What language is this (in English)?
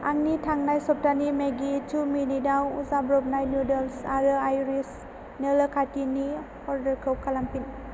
Bodo